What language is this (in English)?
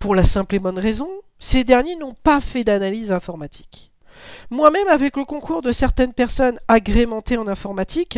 French